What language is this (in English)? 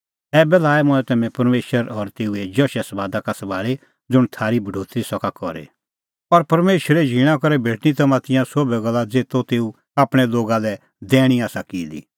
Kullu Pahari